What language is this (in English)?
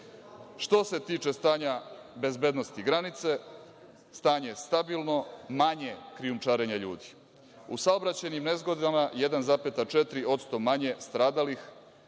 Serbian